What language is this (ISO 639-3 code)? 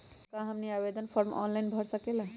mag